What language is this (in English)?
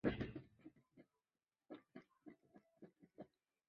Chinese